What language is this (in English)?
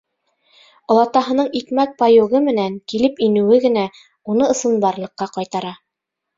Bashkir